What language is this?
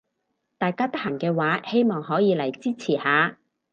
Cantonese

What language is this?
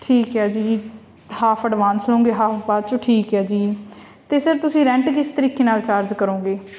Punjabi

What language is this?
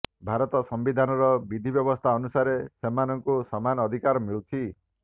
Odia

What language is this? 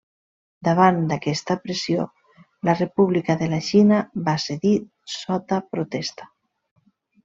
Catalan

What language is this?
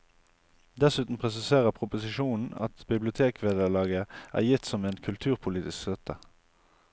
Norwegian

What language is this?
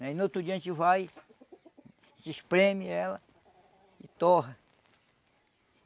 Portuguese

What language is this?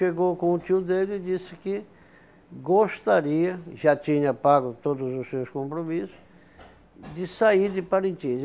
Portuguese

